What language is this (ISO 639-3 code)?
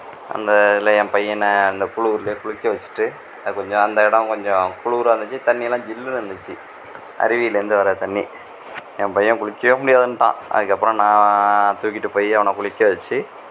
tam